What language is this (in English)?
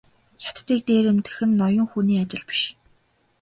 Mongolian